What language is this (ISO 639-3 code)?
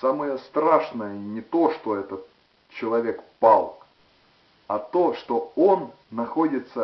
rus